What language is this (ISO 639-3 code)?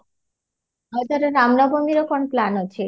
ori